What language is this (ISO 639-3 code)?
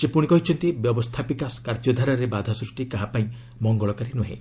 ori